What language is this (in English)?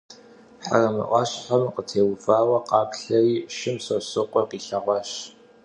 Kabardian